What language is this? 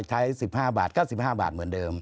Thai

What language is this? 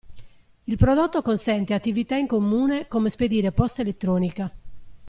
Italian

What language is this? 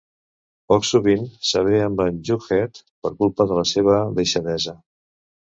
Catalan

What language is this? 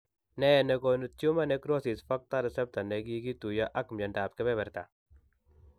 Kalenjin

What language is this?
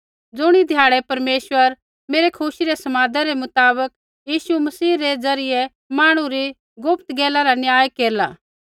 Kullu Pahari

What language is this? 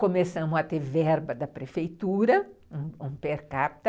Portuguese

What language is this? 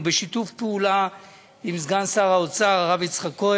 Hebrew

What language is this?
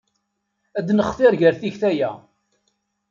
Kabyle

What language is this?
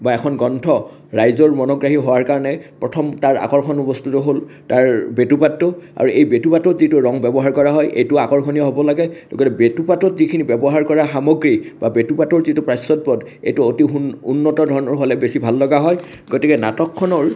Assamese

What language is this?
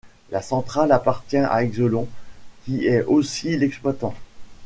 French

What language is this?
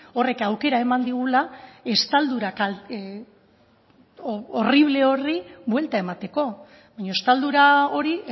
Basque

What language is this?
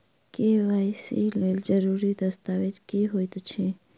Maithili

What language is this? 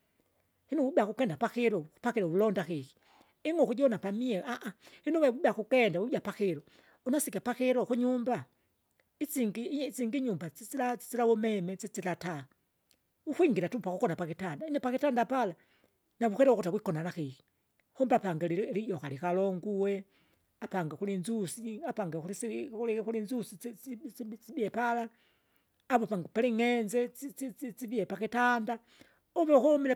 Kinga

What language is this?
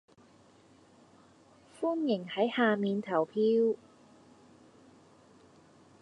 Cantonese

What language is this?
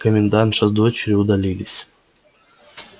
Russian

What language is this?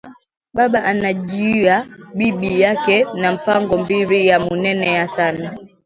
Swahili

